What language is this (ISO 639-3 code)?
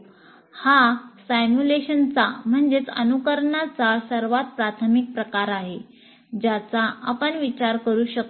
mar